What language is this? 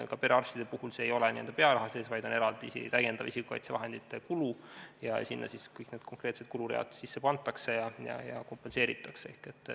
Estonian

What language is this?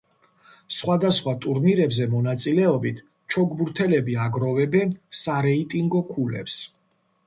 Georgian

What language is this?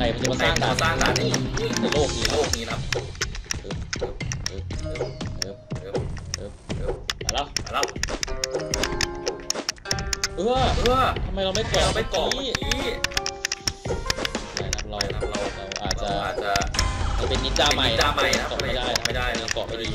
Thai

